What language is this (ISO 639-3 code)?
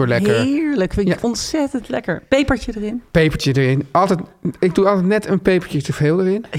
nld